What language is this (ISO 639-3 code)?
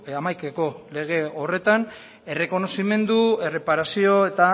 eus